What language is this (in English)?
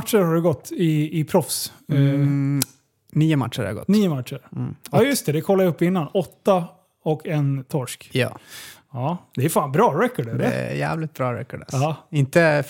Swedish